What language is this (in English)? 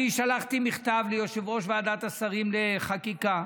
Hebrew